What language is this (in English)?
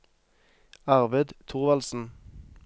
Norwegian